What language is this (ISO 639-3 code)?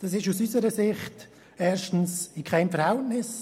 gsw